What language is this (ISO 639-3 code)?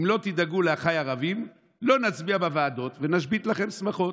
heb